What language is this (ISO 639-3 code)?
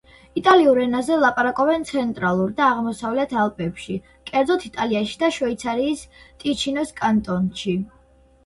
kat